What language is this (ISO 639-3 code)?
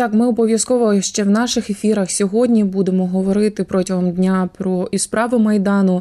ukr